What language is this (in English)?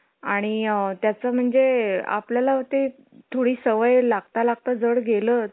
Marathi